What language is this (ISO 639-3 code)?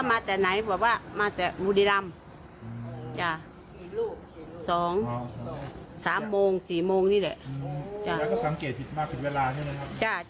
tha